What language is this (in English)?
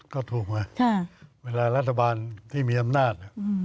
Thai